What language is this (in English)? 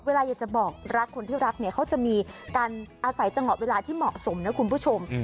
Thai